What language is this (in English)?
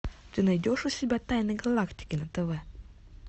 Russian